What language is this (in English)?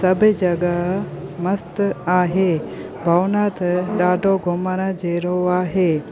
Sindhi